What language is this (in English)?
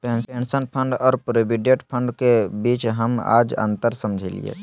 Magahi